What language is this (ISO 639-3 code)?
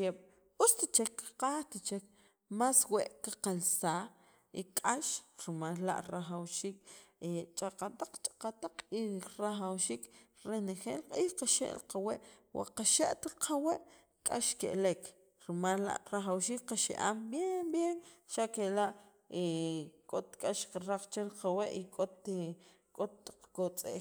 quv